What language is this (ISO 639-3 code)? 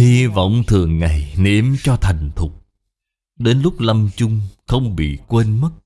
vie